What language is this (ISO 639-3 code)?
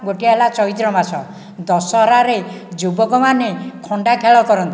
ori